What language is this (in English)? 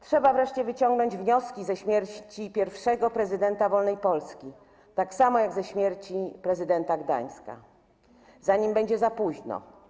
Polish